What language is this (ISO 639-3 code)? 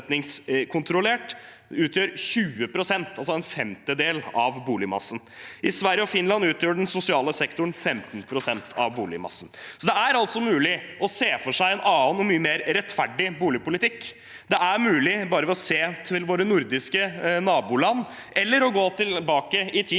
nor